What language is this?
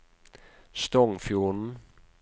Norwegian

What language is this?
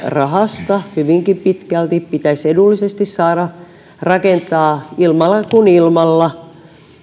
Finnish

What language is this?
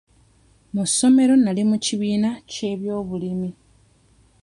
Ganda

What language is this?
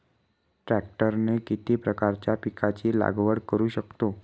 Marathi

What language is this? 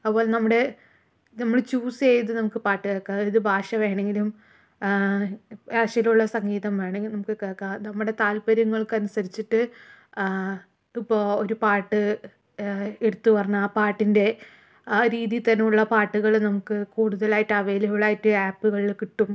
Malayalam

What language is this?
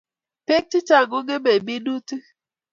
Kalenjin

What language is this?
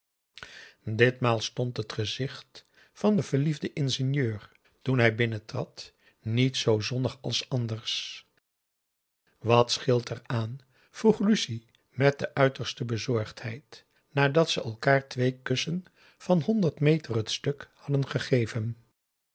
Dutch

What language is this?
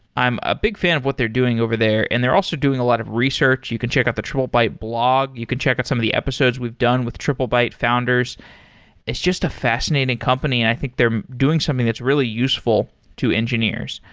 English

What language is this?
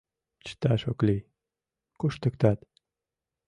Mari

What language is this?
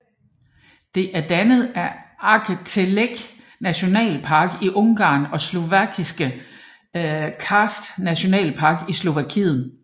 Danish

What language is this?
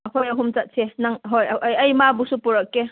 Manipuri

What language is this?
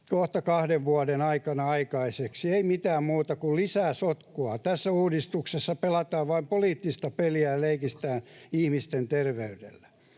Finnish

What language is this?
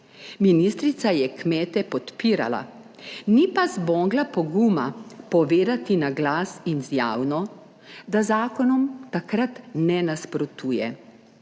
Slovenian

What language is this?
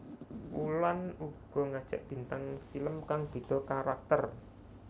Javanese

